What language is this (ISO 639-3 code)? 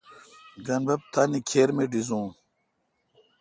xka